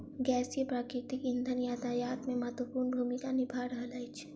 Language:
Maithili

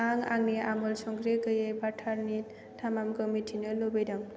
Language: Bodo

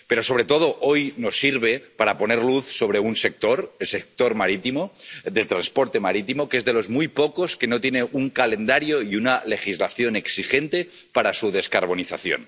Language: Spanish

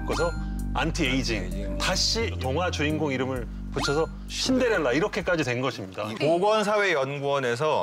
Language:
Korean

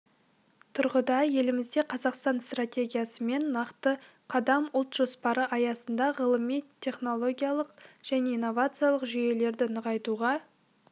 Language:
Kazakh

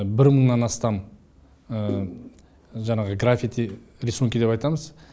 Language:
Kazakh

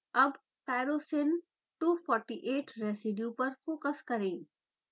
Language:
Hindi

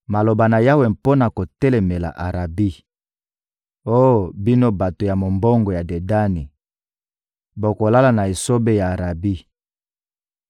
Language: Lingala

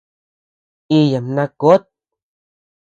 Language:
Tepeuxila Cuicatec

